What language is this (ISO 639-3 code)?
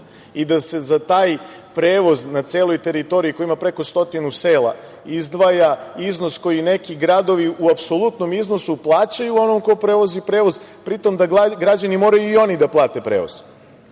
srp